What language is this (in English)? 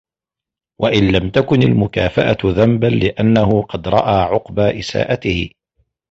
Arabic